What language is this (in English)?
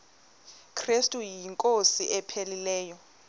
Xhosa